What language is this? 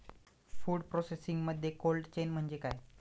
Marathi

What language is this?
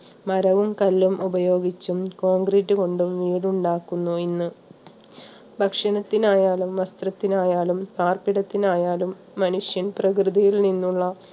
Malayalam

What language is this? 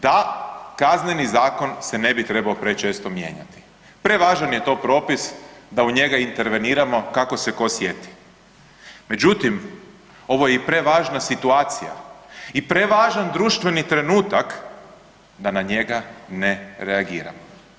Croatian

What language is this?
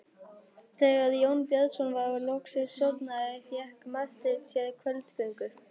Icelandic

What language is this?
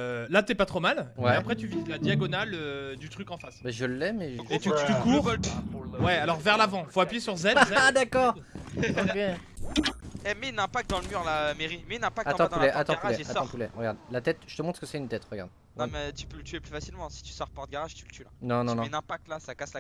French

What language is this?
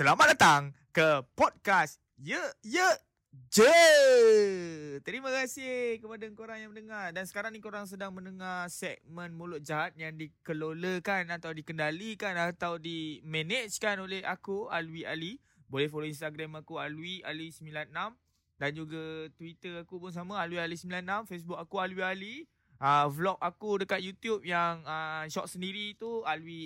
Malay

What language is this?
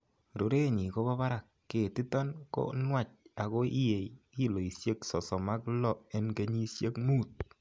Kalenjin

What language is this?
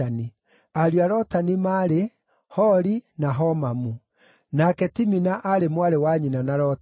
Kikuyu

